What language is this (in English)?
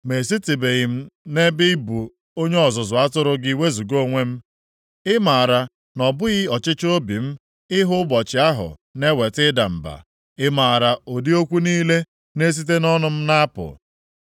Igbo